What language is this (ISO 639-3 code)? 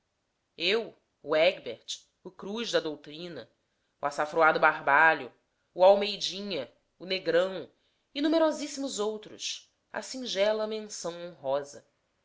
por